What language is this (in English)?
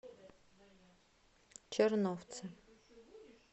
Russian